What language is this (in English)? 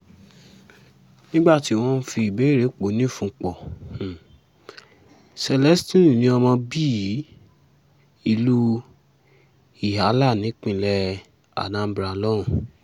Yoruba